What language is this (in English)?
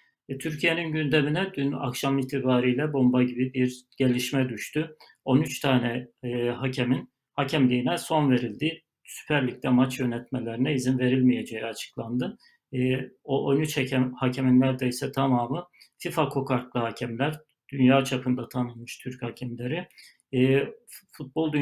Turkish